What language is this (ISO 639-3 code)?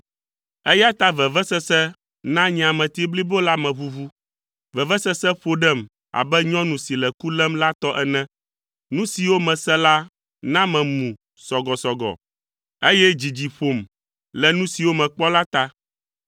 ewe